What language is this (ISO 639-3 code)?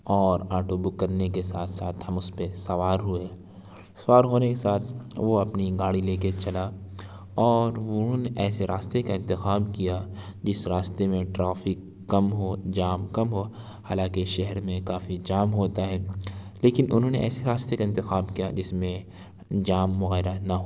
urd